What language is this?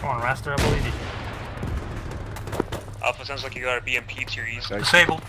English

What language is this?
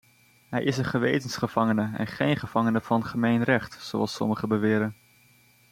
Dutch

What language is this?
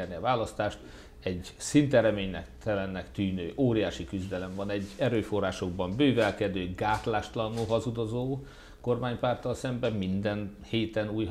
Hungarian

